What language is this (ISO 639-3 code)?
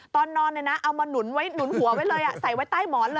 tha